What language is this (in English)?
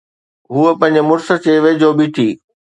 Sindhi